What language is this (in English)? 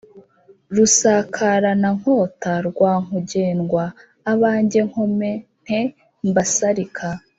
Kinyarwanda